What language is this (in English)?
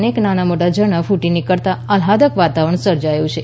Gujarati